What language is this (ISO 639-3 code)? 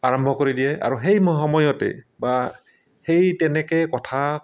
asm